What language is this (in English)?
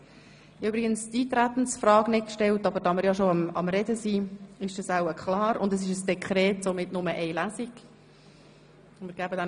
Swiss German